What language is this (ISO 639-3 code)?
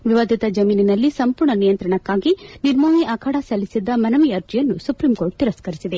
kan